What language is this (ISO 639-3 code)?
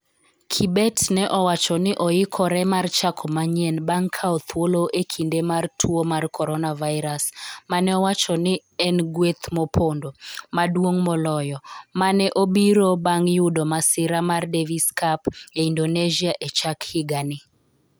luo